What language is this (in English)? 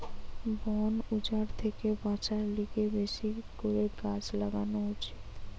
Bangla